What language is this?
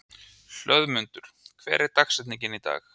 Icelandic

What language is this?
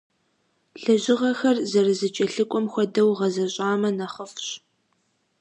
Kabardian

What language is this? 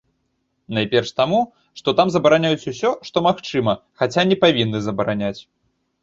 Belarusian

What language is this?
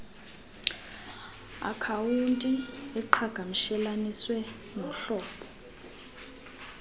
Xhosa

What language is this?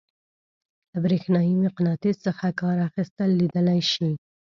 Pashto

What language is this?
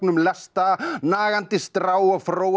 Icelandic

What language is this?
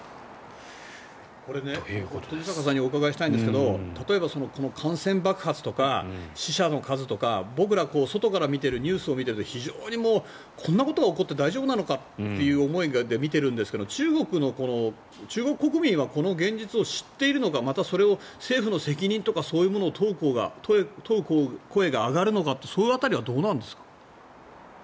Japanese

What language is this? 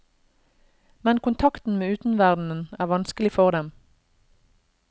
Norwegian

